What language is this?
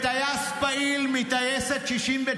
Hebrew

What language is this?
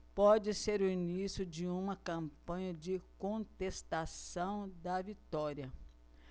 Portuguese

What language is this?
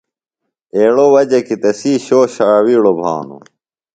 Phalura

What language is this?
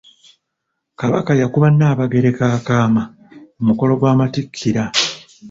Ganda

